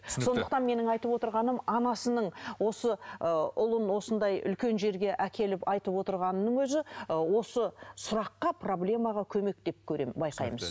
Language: Kazakh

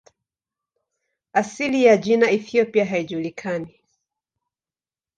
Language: Swahili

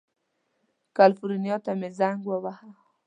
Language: Pashto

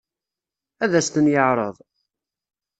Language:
Kabyle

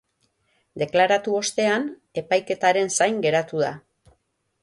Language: Basque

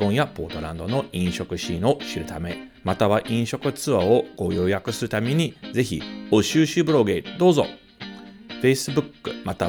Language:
Japanese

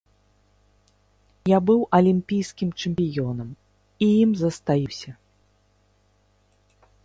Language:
Belarusian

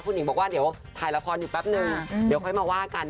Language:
Thai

